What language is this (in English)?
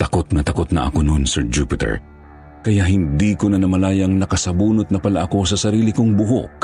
Filipino